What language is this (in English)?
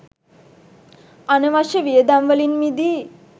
Sinhala